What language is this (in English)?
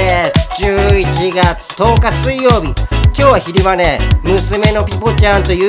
Japanese